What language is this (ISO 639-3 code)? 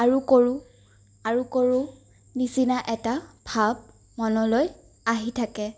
asm